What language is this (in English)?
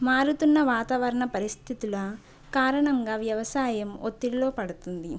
Telugu